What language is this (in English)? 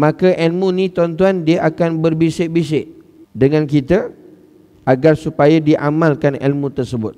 Malay